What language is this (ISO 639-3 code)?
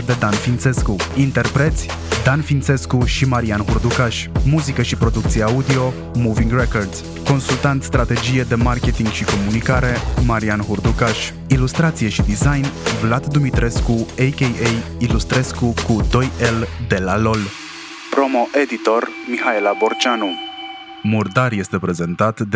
ron